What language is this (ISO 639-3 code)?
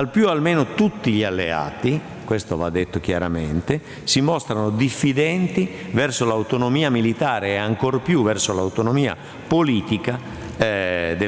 ita